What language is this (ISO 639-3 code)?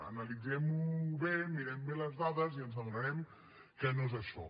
cat